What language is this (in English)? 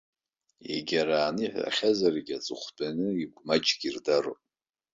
Abkhazian